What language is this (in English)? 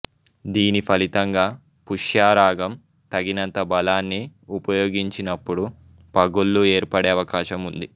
Telugu